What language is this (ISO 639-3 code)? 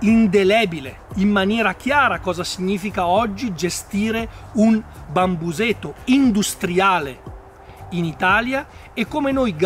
ita